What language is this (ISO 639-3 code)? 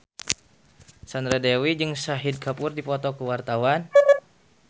sun